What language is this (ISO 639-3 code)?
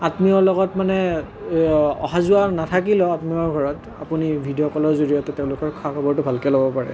asm